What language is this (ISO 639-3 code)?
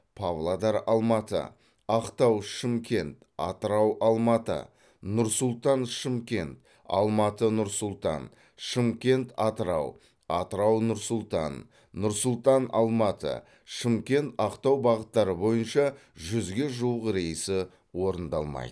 kaz